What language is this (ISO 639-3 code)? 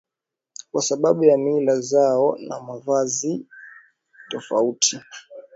swa